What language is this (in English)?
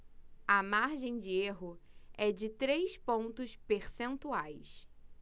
Portuguese